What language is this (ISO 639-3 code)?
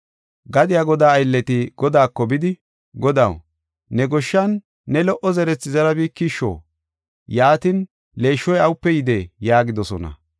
gof